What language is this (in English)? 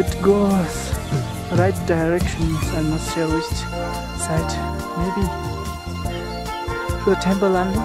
English